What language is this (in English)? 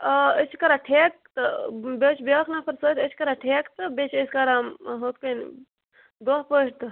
Kashmiri